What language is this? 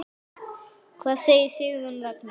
Icelandic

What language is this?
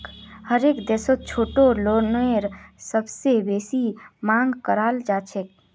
Magahi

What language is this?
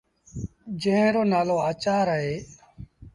Sindhi Bhil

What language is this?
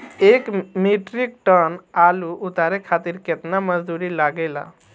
Bhojpuri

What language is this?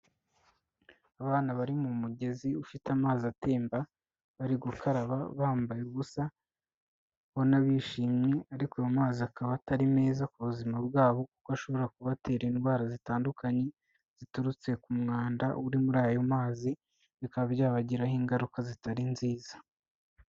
Kinyarwanda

